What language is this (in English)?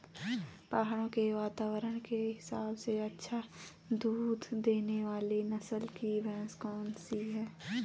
Hindi